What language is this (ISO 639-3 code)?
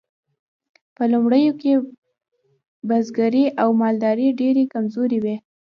pus